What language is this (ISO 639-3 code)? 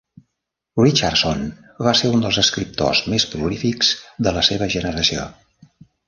cat